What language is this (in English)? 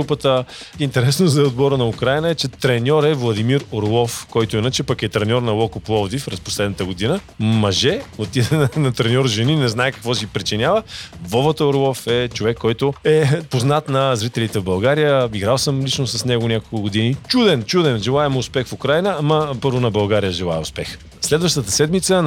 Bulgarian